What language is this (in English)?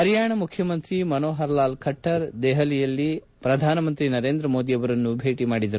Kannada